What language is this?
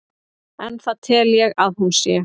Icelandic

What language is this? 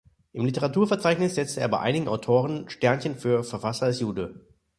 German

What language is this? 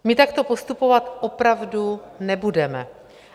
Czech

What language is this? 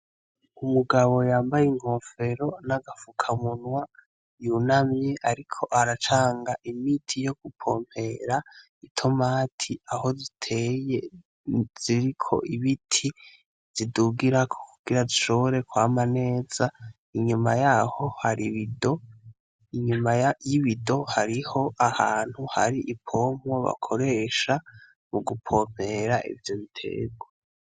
Rundi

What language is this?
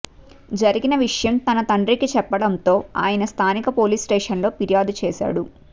Telugu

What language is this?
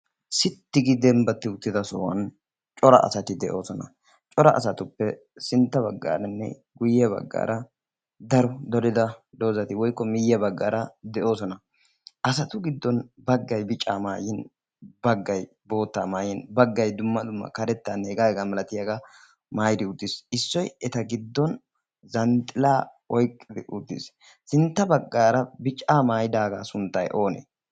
Wolaytta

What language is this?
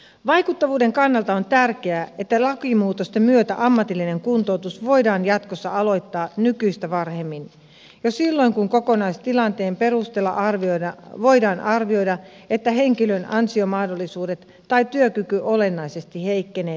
Finnish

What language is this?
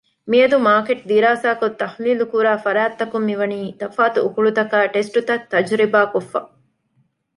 Divehi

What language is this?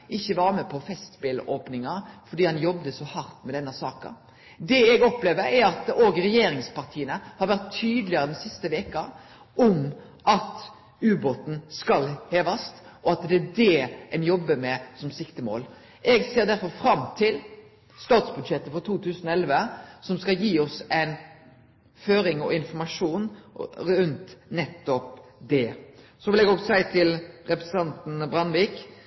Norwegian Nynorsk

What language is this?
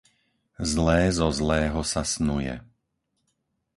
Slovak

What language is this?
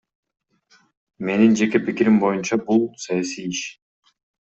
Kyrgyz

